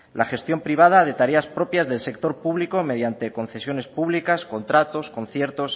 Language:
Spanish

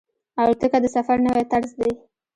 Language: Pashto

